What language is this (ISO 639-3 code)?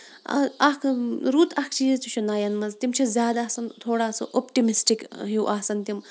kas